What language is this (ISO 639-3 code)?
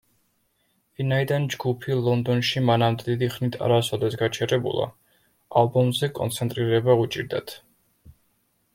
kat